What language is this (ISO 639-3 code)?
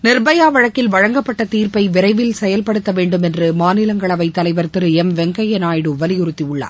tam